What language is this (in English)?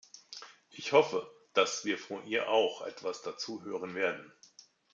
German